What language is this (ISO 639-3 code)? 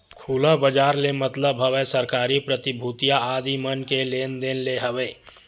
hne